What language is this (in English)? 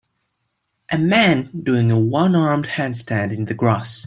English